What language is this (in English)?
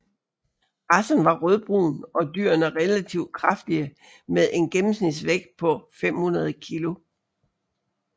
Danish